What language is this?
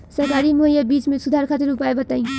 Bhojpuri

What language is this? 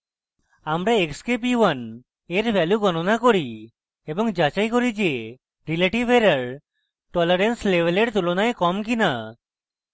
Bangla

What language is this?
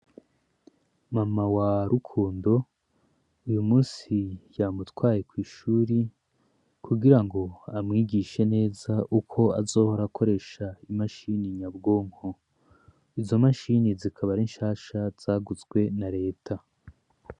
Rundi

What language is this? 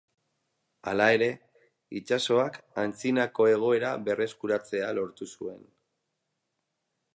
Basque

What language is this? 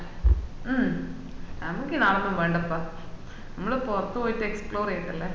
Malayalam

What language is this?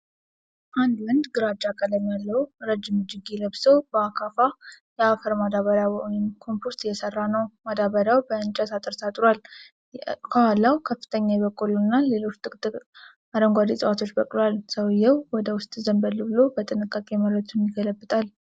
Amharic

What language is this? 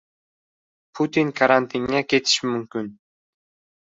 Uzbek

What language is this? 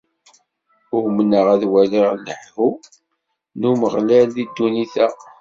Kabyle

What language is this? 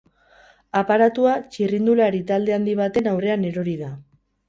Basque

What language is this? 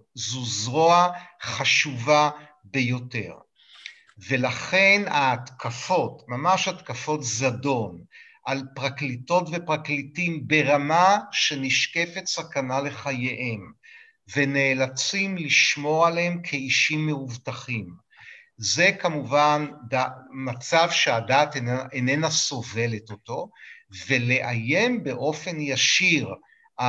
Hebrew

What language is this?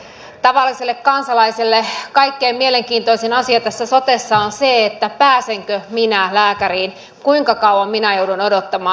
Finnish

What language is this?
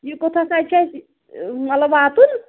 Kashmiri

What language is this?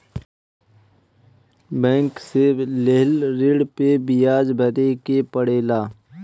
Bhojpuri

